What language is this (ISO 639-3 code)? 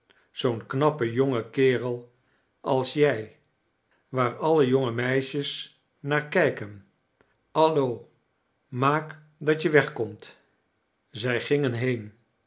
nld